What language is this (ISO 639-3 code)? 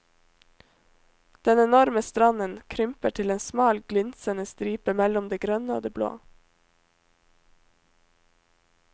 nor